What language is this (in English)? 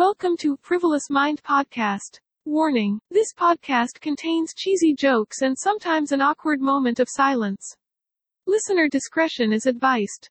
Indonesian